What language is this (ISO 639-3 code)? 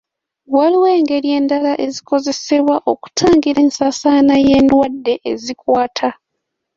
lug